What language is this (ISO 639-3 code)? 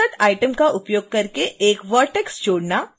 hin